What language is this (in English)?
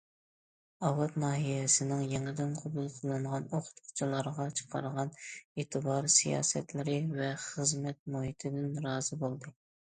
Uyghur